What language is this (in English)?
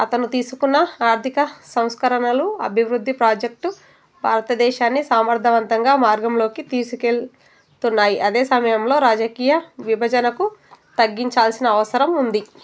Telugu